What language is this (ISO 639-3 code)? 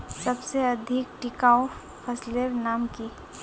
mag